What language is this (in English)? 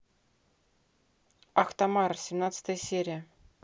Russian